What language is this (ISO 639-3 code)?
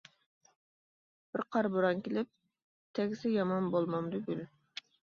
uig